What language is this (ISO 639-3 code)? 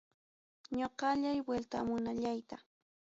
quy